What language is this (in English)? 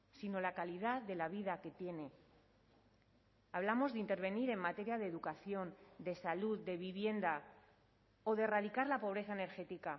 Spanish